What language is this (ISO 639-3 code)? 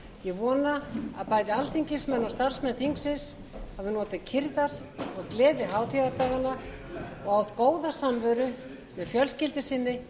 isl